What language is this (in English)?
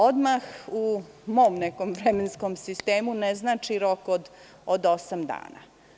Serbian